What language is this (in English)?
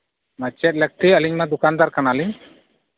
Santali